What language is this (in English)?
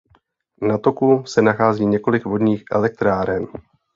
Czech